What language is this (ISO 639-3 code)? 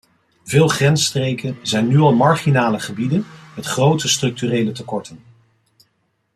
nld